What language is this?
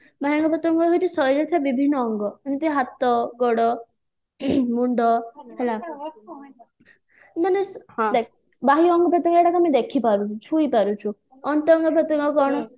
Odia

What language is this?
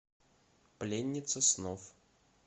Russian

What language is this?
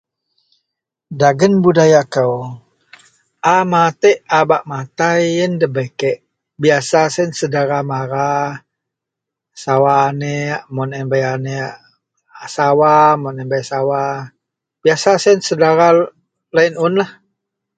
Central Melanau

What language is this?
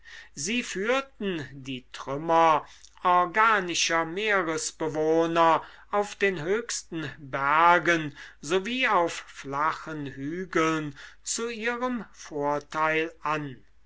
German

